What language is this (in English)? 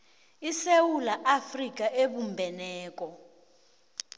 South Ndebele